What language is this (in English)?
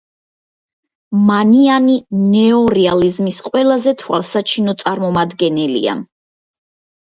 Georgian